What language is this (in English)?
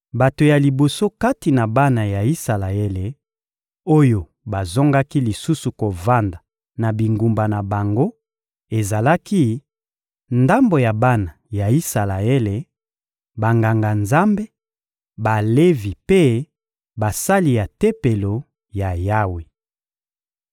Lingala